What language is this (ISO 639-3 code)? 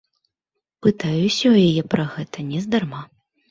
bel